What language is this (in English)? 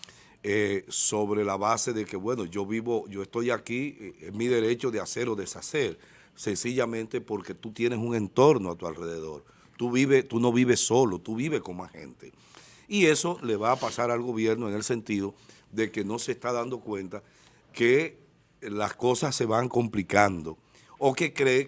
Spanish